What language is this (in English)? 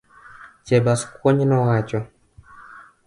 Luo (Kenya and Tanzania)